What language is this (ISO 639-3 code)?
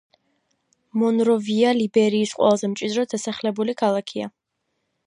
kat